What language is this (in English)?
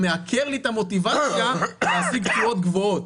Hebrew